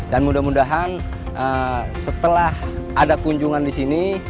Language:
Indonesian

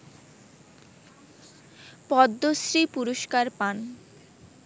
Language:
Bangla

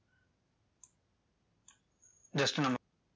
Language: Tamil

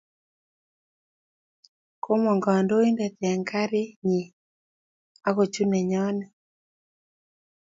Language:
Kalenjin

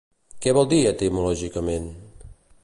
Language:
Catalan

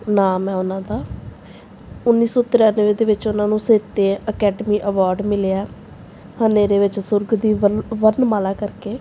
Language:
Punjabi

